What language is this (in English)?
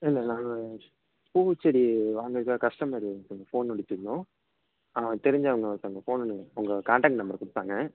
Tamil